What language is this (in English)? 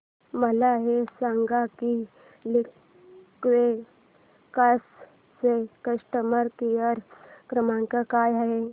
Marathi